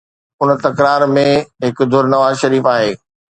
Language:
Sindhi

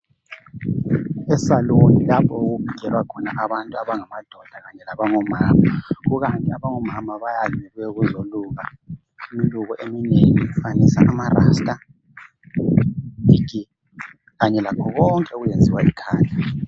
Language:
North Ndebele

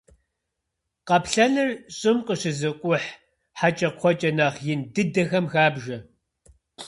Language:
Kabardian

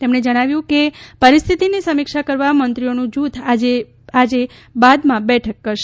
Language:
Gujarati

